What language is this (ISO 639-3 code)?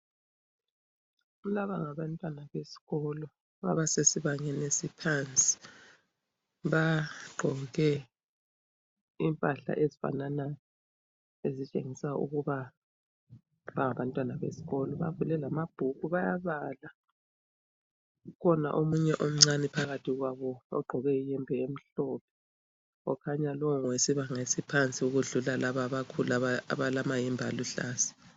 nde